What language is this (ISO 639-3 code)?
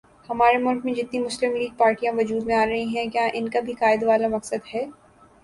urd